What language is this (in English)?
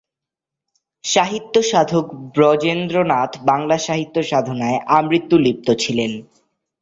Bangla